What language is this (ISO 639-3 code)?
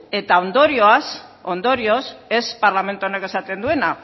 eus